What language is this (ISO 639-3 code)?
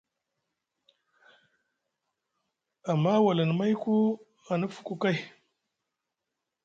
mug